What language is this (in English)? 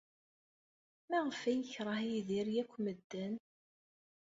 Kabyle